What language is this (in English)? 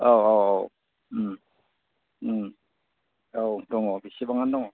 Bodo